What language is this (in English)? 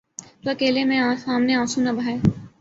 Urdu